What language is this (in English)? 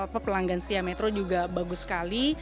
Indonesian